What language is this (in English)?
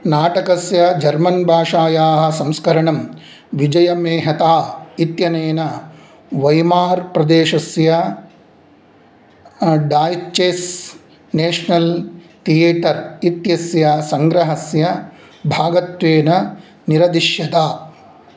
Sanskrit